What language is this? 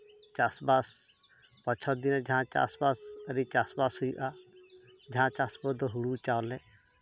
Santali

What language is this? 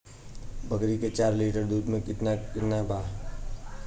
Bhojpuri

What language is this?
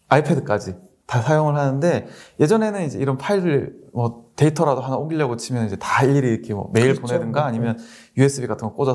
Korean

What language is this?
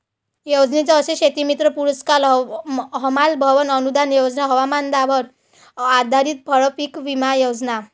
Marathi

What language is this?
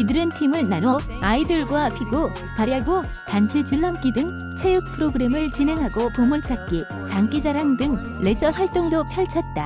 Korean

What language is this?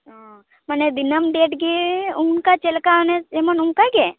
Santali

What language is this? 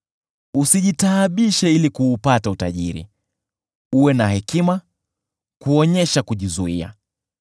Swahili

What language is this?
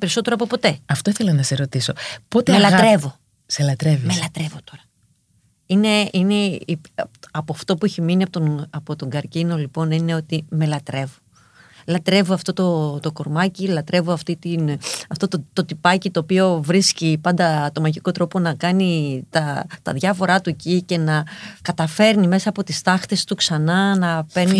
Greek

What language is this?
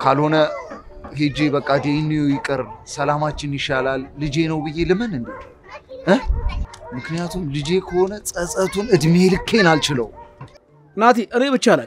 Arabic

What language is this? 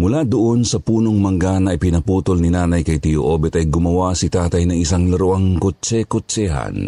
Filipino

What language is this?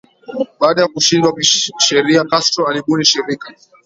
Swahili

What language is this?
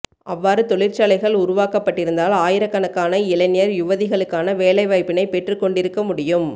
Tamil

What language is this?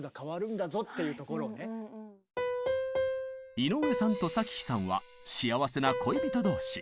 Japanese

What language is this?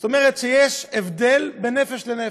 Hebrew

